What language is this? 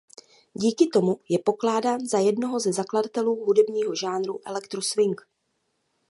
Czech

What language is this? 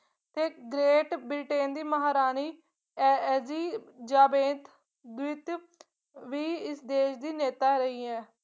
Punjabi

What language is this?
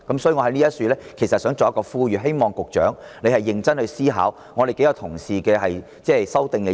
Cantonese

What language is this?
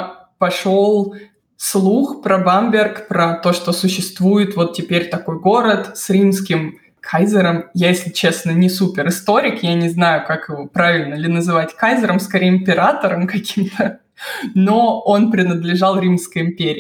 Russian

